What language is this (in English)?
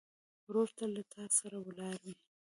Pashto